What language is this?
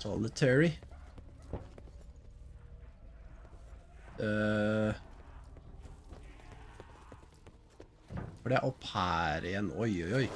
Norwegian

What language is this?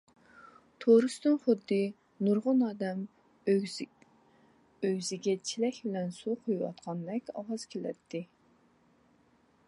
Uyghur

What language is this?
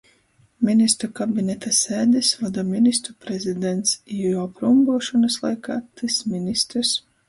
Latgalian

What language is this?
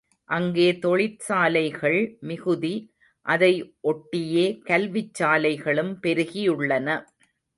Tamil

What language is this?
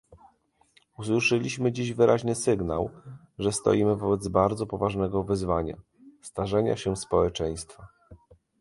Polish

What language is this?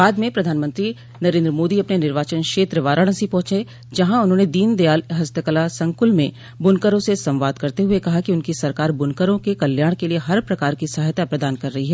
Hindi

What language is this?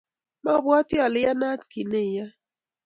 Kalenjin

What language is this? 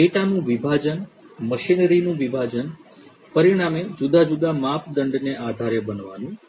Gujarati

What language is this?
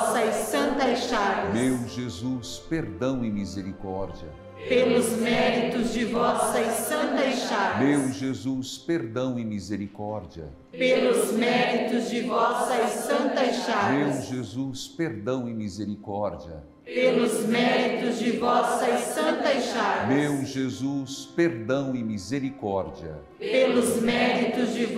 Portuguese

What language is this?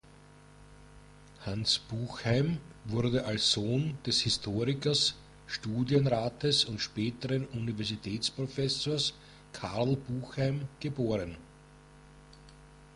German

